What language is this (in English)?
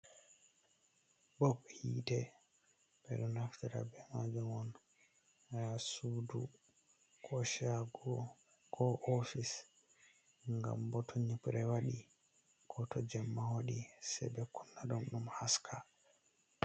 Fula